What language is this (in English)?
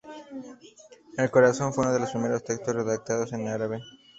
Spanish